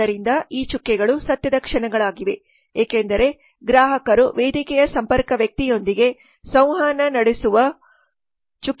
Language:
Kannada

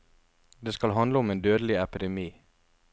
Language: Norwegian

